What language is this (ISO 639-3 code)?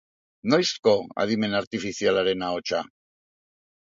eus